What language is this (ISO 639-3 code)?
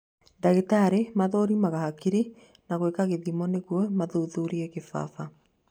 kik